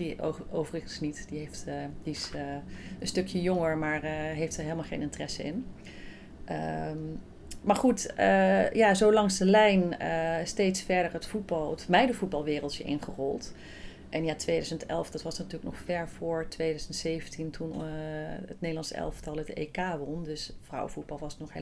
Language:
Dutch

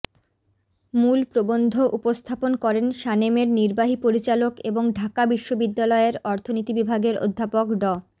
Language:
Bangla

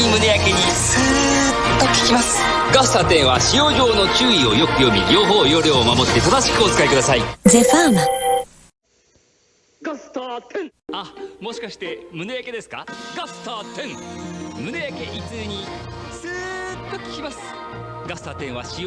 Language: Japanese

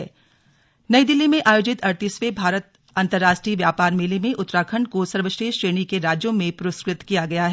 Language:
Hindi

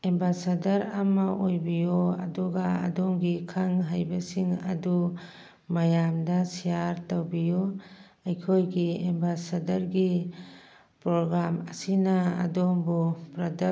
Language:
Manipuri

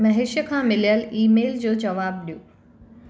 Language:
Sindhi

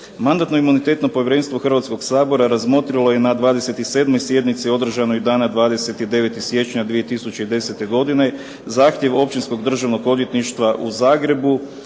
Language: Croatian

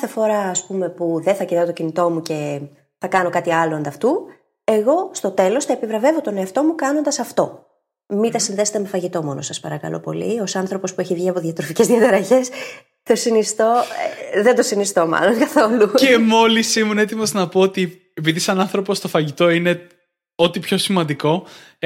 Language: Greek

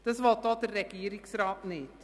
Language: Swiss German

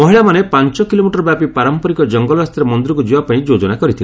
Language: Odia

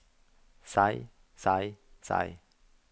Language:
Norwegian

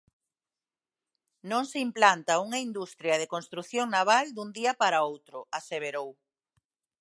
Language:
Galician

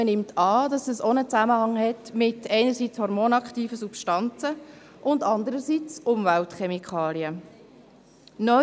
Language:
Swiss German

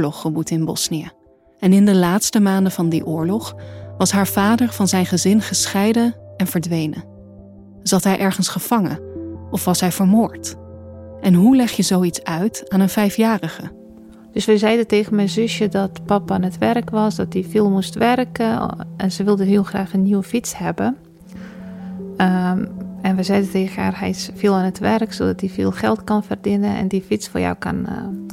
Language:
Dutch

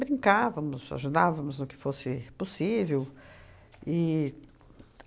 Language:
Portuguese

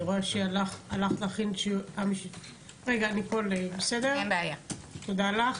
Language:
Hebrew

